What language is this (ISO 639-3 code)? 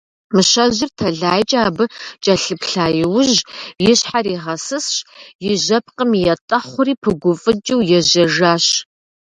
kbd